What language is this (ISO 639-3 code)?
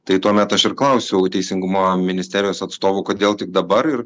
lit